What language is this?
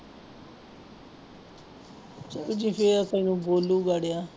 Punjabi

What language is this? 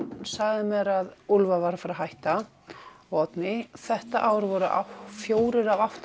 Icelandic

